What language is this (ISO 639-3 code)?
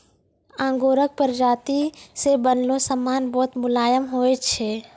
mai